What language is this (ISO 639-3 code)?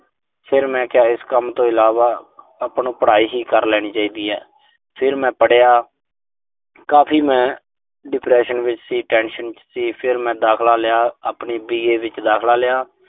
pan